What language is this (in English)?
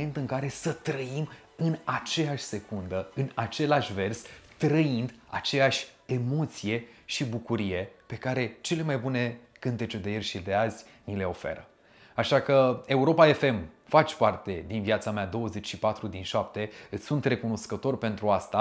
Romanian